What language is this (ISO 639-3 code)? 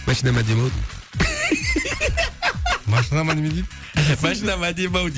kaz